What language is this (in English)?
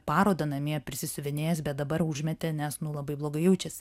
Lithuanian